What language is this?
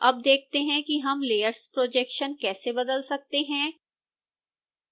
Hindi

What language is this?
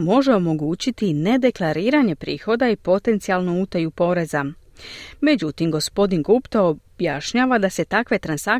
Croatian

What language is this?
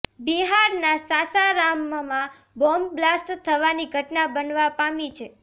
Gujarati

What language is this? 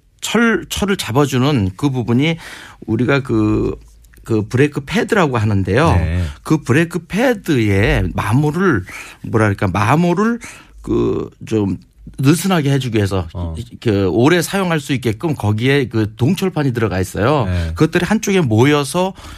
Korean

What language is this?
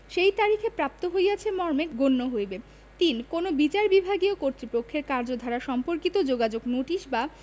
Bangla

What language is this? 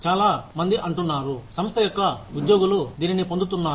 Telugu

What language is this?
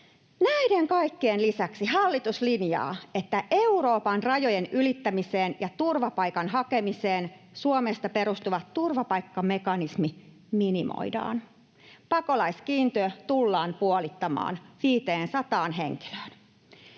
Finnish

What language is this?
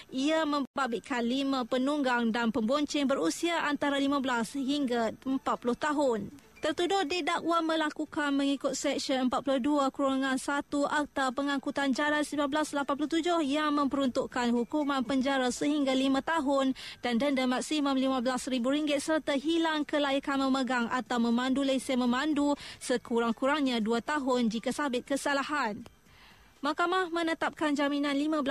Malay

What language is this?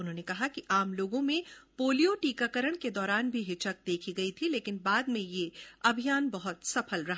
Hindi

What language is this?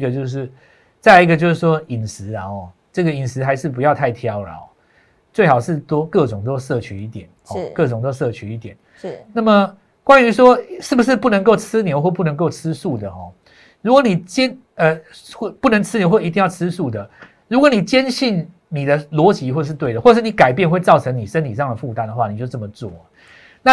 Chinese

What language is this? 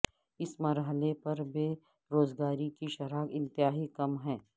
Urdu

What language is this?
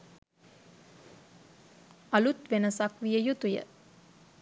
Sinhala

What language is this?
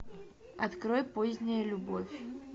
Russian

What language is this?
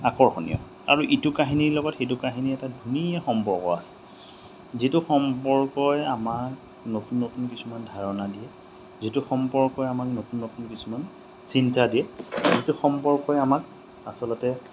Assamese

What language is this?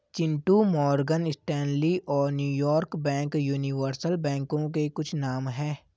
Hindi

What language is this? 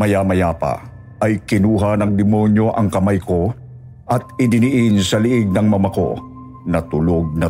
Filipino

